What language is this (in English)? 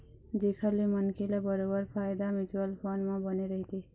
Chhattisgarhi